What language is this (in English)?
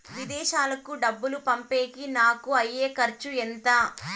Telugu